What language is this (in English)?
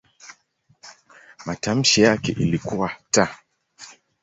Swahili